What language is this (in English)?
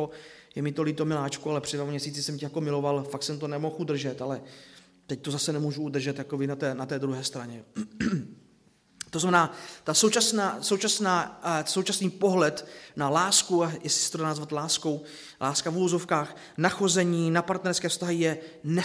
Czech